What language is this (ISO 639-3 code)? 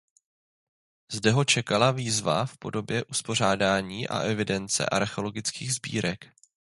ces